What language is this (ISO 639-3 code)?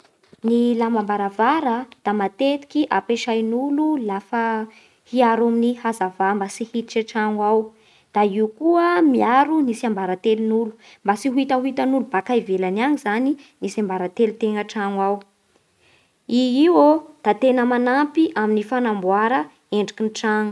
bhr